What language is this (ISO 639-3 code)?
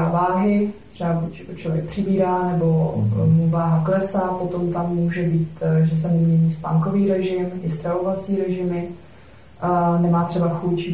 ces